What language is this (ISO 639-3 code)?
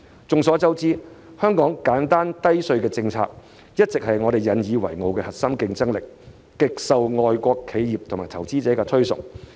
yue